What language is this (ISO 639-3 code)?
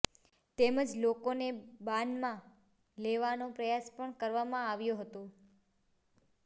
guj